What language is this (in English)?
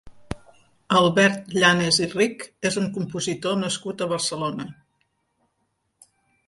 Catalan